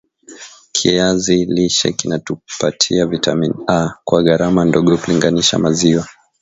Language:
Swahili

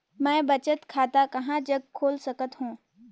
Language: Chhattisgarhi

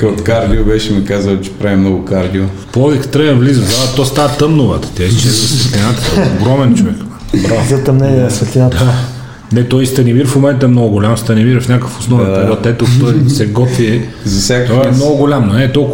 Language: Bulgarian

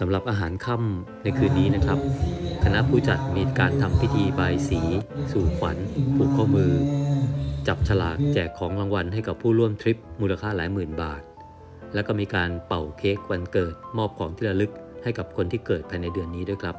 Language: Thai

